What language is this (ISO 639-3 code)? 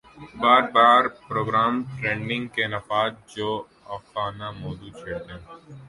urd